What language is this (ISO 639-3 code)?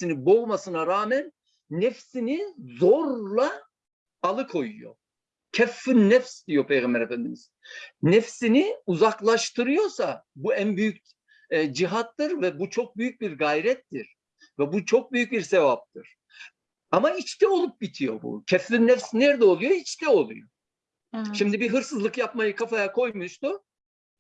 tur